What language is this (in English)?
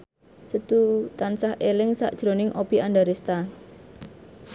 Javanese